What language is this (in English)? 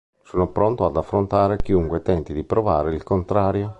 Italian